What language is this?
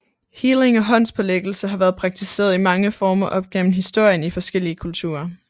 Danish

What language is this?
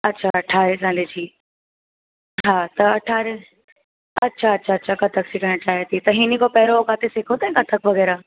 Sindhi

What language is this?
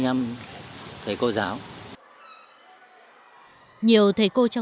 Vietnamese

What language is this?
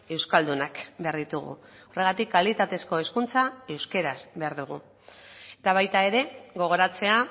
Basque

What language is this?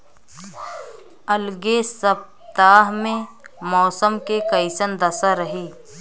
Bhojpuri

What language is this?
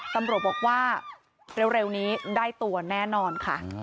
Thai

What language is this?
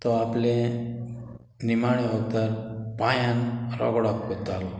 Konkani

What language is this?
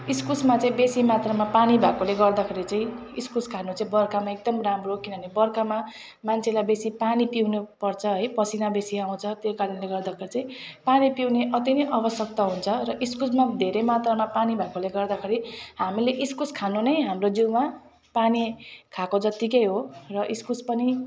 Nepali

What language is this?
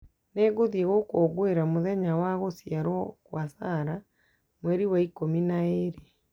Kikuyu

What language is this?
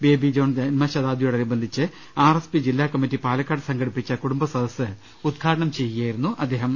Malayalam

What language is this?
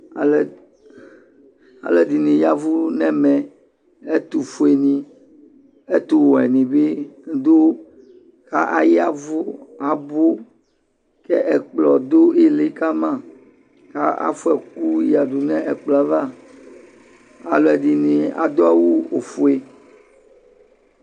Ikposo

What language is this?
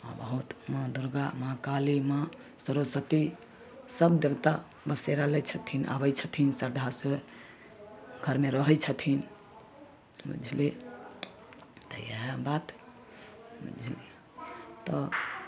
Maithili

